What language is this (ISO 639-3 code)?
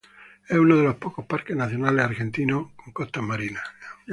spa